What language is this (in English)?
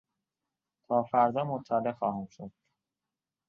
Persian